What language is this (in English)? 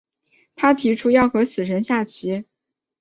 Chinese